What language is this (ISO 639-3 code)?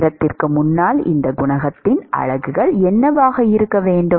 tam